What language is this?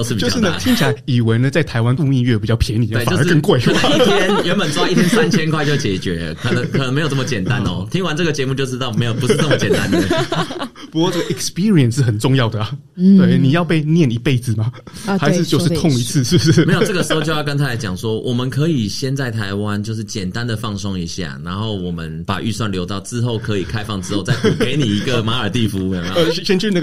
Chinese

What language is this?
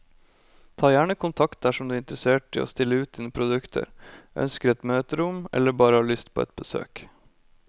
Norwegian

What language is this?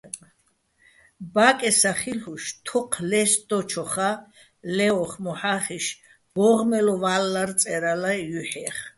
Bats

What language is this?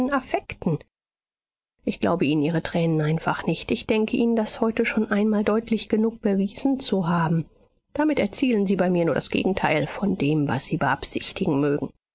German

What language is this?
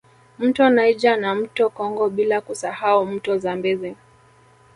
Swahili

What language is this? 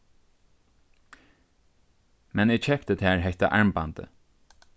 Faroese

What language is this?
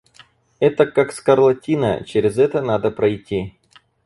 Russian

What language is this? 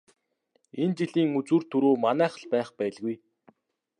Mongolian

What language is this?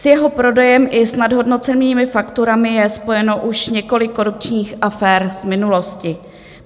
Czech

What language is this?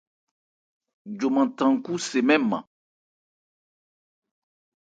Ebrié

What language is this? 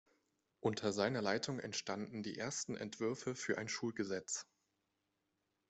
German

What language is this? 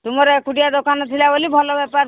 Odia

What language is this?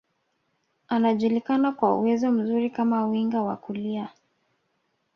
Swahili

